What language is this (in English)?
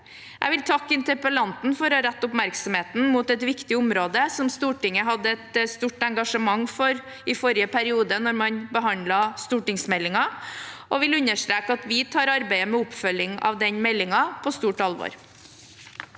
Norwegian